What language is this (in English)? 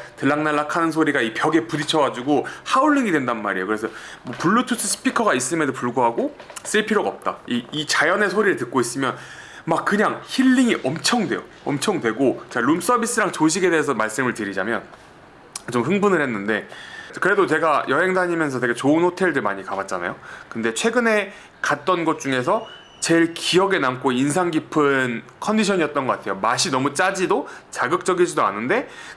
Korean